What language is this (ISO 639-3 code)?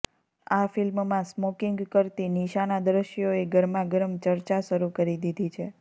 guj